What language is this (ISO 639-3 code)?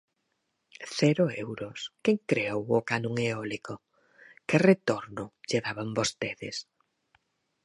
glg